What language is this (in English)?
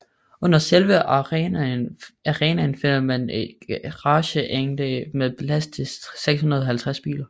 Danish